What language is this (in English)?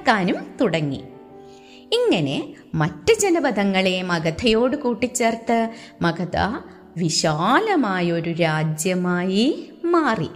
Malayalam